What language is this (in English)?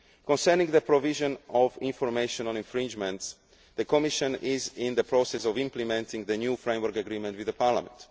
English